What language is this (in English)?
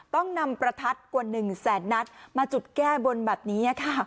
Thai